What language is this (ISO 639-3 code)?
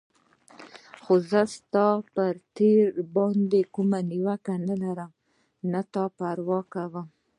pus